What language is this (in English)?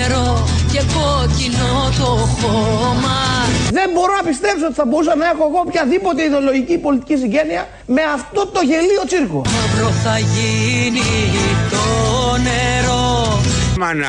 Greek